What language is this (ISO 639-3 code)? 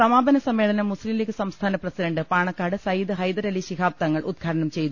mal